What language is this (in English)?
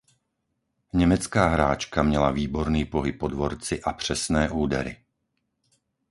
Czech